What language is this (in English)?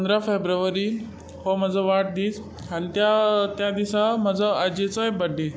Konkani